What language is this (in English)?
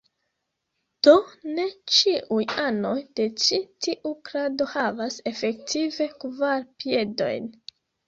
Esperanto